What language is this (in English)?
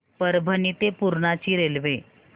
Marathi